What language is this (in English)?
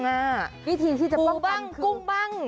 Thai